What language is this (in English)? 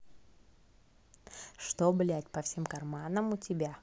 Russian